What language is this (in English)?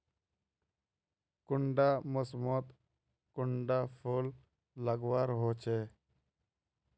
Magahi